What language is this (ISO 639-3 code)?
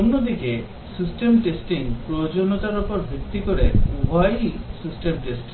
ben